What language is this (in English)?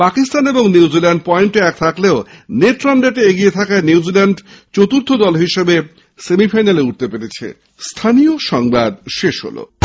Bangla